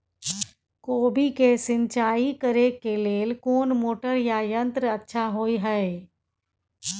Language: Maithili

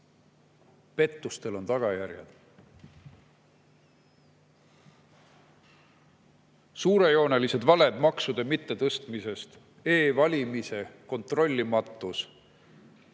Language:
Estonian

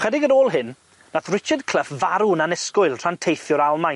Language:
Welsh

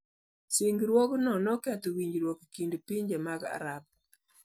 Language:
Luo (Kenya and Tanzania)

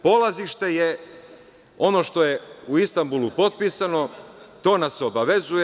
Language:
Serbian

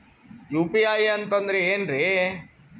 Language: Kannada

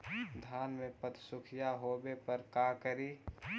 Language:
Magahi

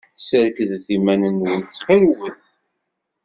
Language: Kabyle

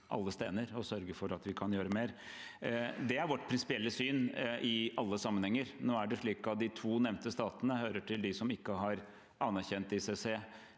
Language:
Norwegian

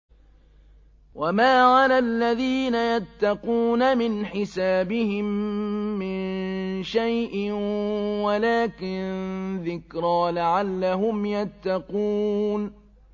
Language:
Arabic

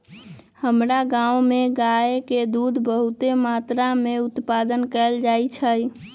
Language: Magahi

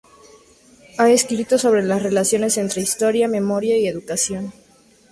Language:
Spanish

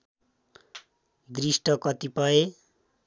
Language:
Nepali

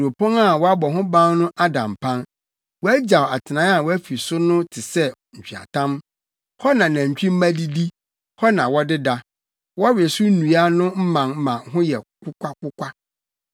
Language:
Akan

